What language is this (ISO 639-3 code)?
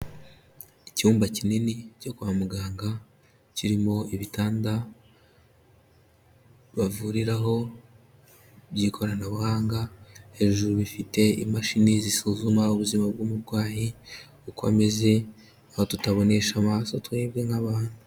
kin